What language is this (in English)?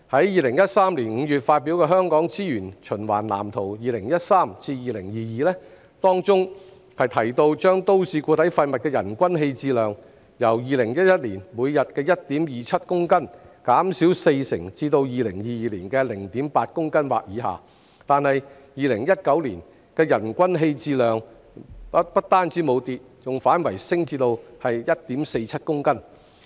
Cantonese